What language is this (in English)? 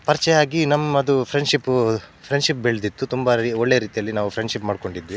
Kannada